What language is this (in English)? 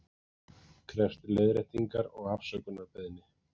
Icelandic